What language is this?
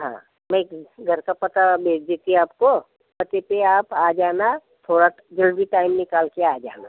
Hindi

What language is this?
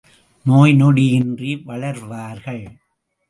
Tamil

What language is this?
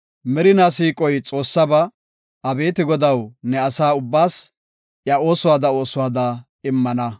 Gofa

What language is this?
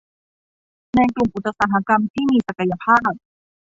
Thai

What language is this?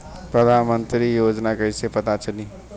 Bhojpuri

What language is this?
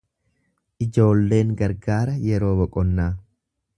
Oromo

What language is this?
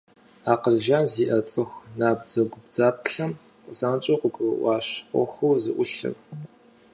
Kabardian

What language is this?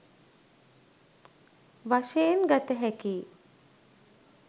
Sinhala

